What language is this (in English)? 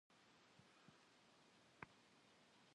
Kabardian